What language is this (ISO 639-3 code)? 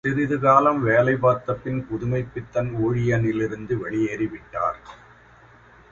tam